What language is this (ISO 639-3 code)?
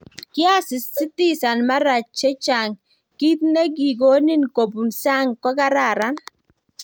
kln